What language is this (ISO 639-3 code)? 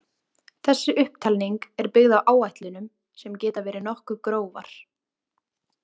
isl